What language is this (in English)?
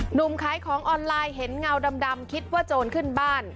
Thai